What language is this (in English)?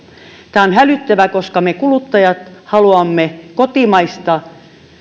Finnish